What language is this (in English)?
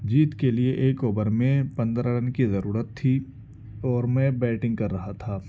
Urdu